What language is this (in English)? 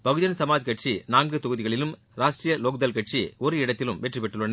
Tamil